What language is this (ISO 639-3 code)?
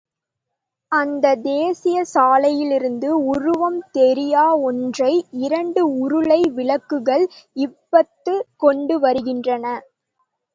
tam